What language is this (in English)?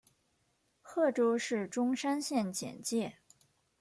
Chinese